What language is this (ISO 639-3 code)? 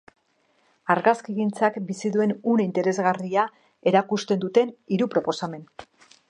eus